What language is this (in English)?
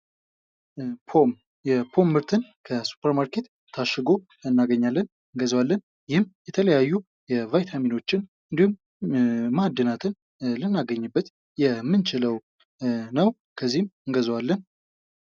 Amharic